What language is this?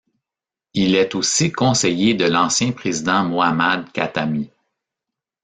French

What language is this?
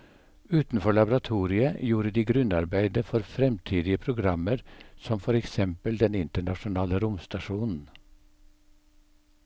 Norwegian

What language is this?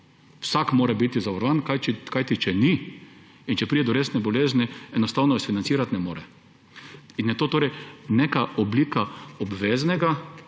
Slovenian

